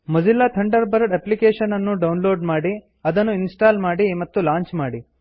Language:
Kannada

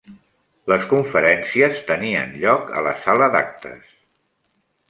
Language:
Catalan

